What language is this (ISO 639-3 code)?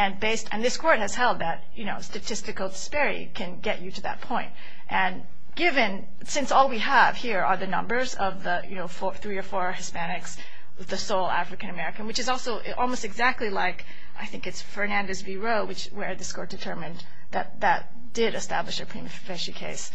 eng